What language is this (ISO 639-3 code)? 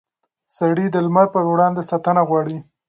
pus